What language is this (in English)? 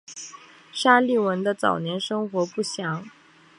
Chinese